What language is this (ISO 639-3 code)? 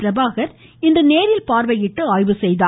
tam